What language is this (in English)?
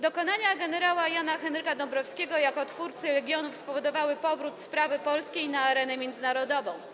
Polish